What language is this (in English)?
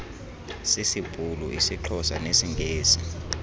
Xhosa